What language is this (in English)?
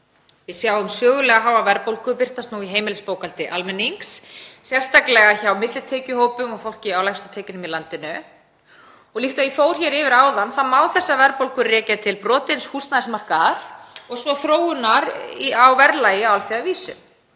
Icelandic